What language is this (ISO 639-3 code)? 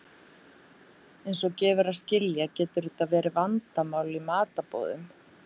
isl